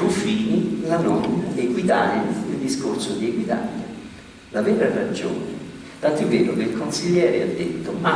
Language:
Italian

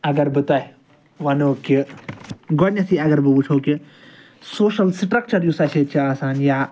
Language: Kashmiri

